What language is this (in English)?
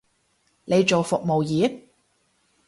Cantonese